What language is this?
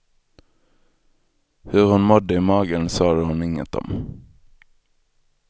Swedish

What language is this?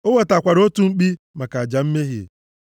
Igbo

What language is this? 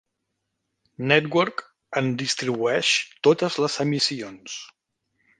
Catalan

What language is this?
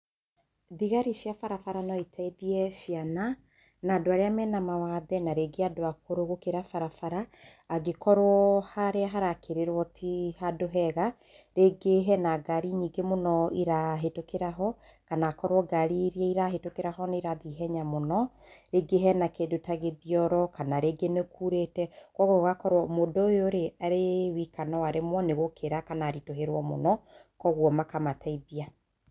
Kikuyu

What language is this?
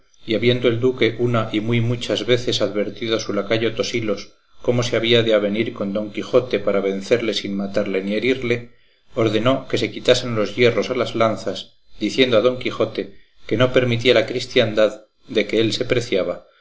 Spanish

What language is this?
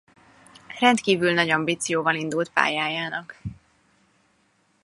Hungarian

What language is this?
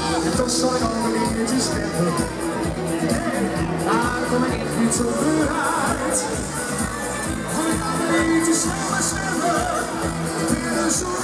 Dutch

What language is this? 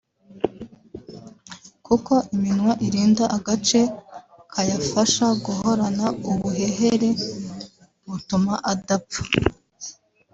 Kinyarwanda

